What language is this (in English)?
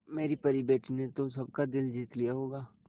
Hindi